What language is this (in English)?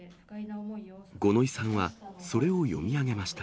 Japanese